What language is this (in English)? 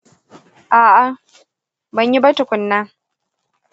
Hausa